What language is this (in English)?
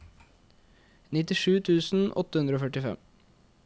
Norwegian